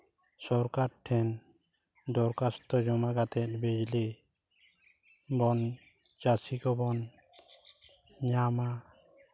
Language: Santali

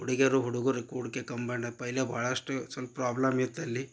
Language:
Kannada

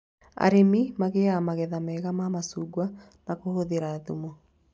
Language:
Kikuyu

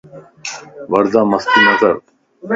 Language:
Lasi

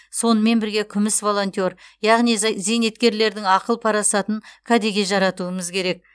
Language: Kazakh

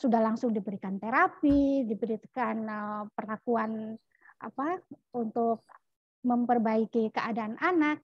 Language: Indonesian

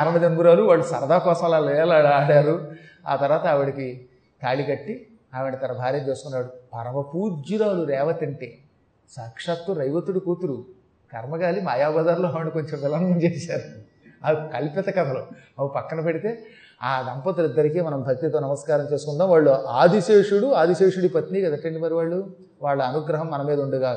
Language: Telugu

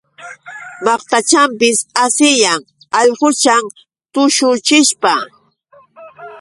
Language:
Yauyos Quechua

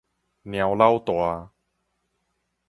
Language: Min Nan Chinese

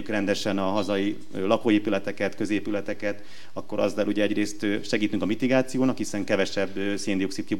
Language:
Hungarian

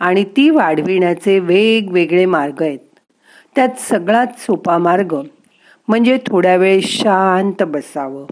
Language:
Marathi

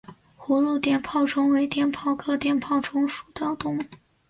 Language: Chinese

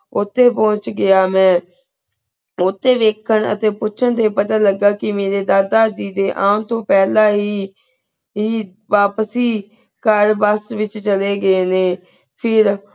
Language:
Punjabi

